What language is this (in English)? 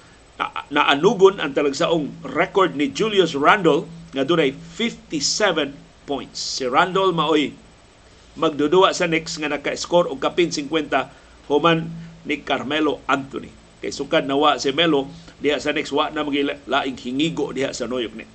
Filipino